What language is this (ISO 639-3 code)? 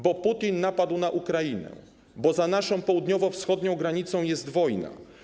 pol